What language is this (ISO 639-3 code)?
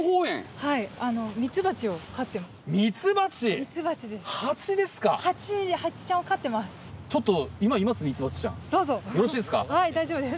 jpn